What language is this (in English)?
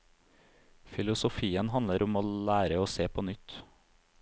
Norwegian